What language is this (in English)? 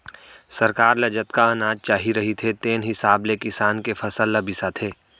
Chhattisgarhi